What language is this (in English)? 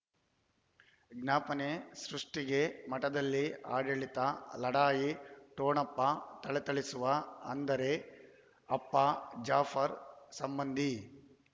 Kannada